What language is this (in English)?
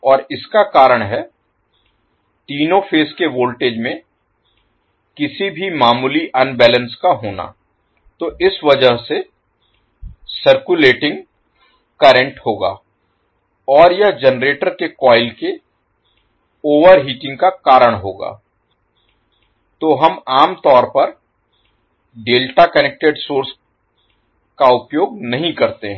Hindi